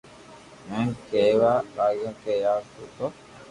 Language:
Loarki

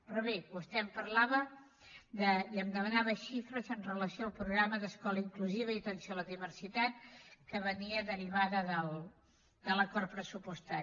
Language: Catalan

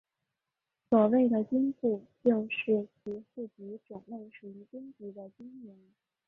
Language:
Chinese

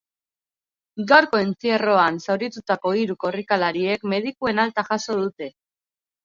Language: Basque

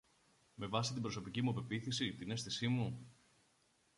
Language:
Greek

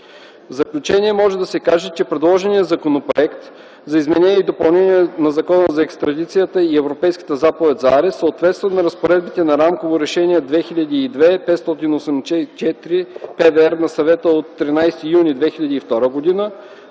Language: Bulgarian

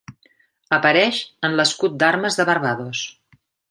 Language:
Catalan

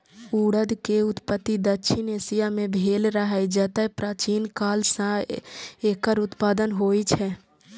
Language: Maithili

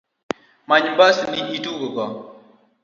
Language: Luo (Kenya and Tanzania)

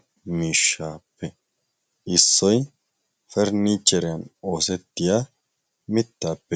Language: Wolaytta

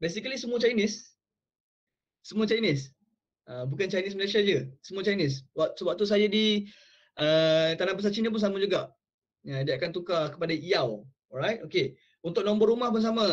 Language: Malay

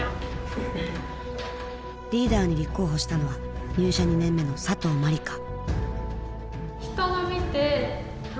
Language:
Japanese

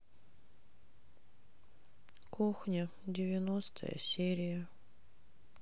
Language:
Russian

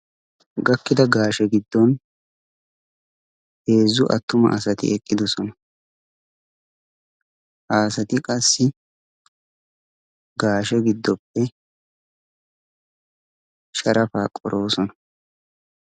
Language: Wolaytta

